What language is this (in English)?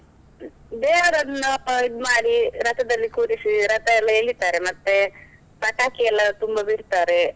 Kannada